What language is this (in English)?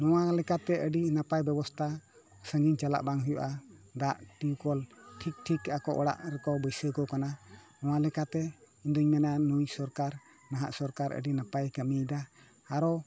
Santali